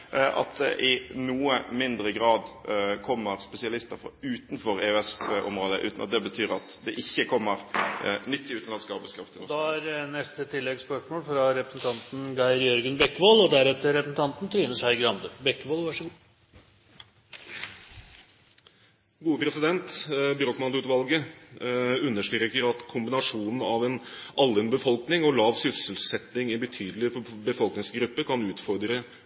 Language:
Norwegian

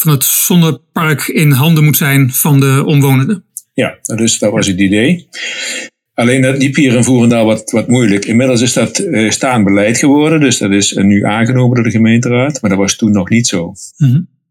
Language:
Dutch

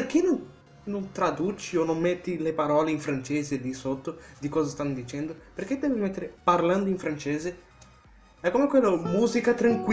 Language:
Italian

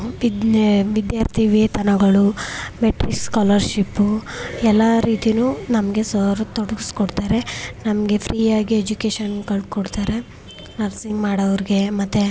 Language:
Kannada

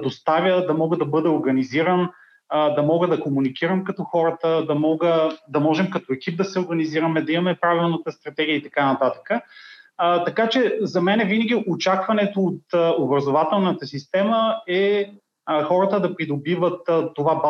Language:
Bulgarian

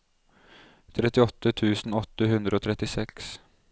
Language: Norwegian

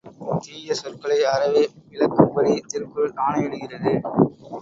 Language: Tamil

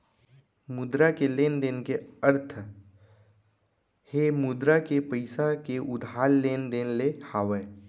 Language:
Chhattisgarhi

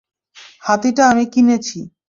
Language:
Bangla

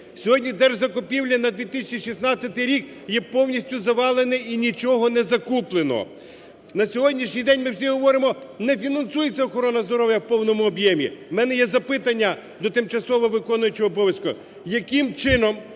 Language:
Ukrainian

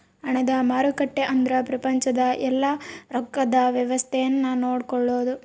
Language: Kannada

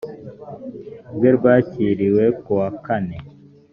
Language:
Kinyarwanda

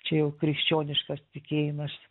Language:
Lithuanian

